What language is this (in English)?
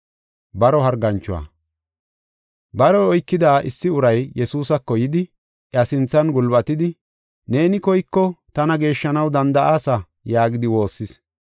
Gofa